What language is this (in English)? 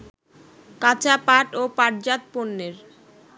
Bangla